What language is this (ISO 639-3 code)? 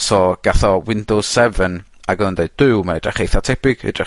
cym